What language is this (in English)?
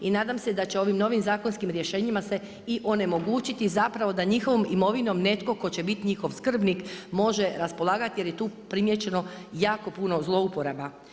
Croatian